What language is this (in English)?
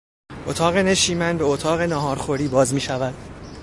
Persian